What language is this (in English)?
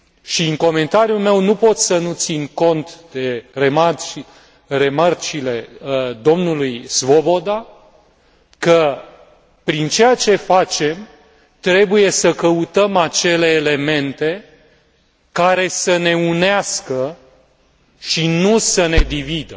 Romanian